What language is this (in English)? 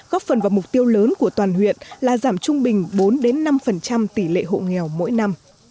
Vietnamese